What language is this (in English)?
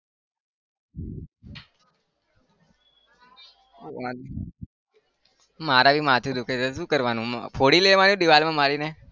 Gujarati